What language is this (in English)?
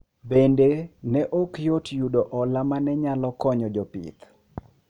Luo (Kenya and Tanzania)